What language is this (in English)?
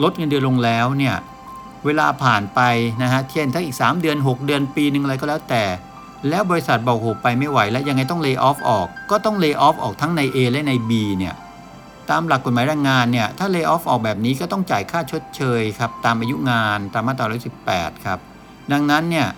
Thai